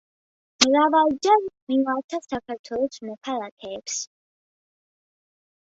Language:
Georgian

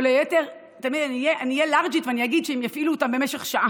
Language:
Hebrew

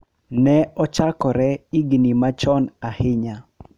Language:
Luo (Kenya and Tanzania)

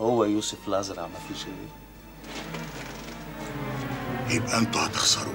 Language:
Arabic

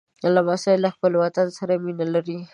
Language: Pashto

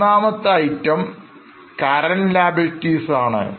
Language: Malayalam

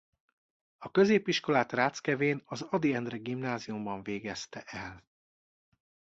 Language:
Hungarian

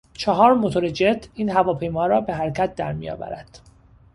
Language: Persian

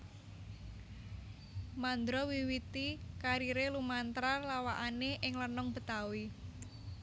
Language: Javanese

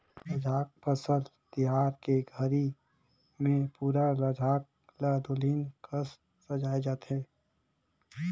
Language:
Chhattisgarhi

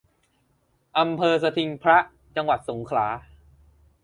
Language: Thai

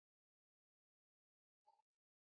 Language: Swahili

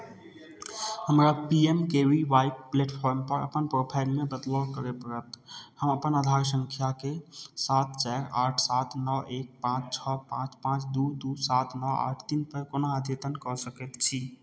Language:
Maithili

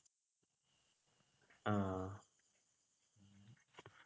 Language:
Malayalam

